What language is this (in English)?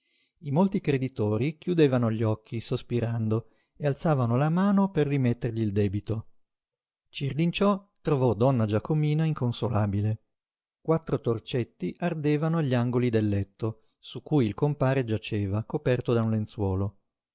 Italian